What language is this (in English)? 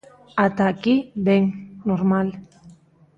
Galician